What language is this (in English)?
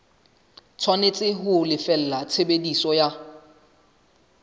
Southern Sotho